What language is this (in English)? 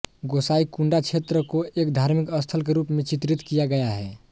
Hindi